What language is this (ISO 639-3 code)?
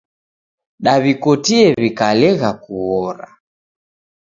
dav